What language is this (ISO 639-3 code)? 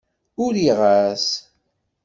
kab